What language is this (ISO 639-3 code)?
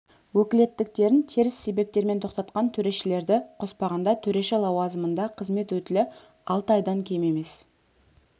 kaz